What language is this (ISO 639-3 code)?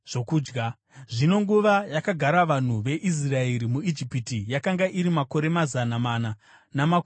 sna